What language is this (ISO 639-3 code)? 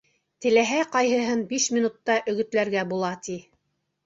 bak